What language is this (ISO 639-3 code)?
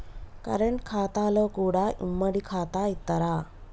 tel